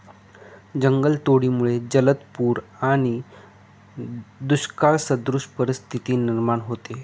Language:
Marathi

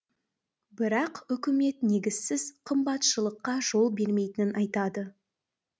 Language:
Kazakh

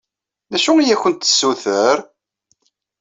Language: Kabyle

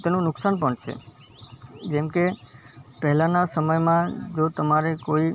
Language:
Gujarati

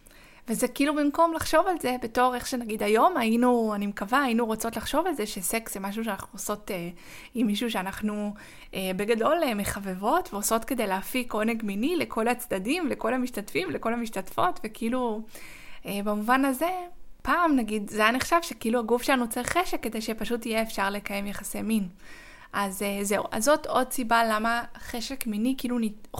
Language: Hebrew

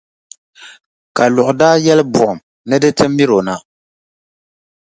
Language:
Dagbani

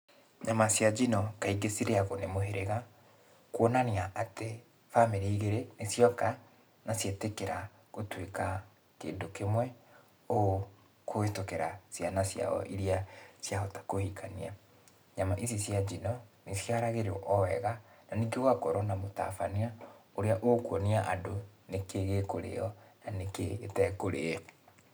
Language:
Kikuyu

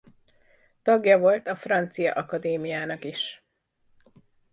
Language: Hungarian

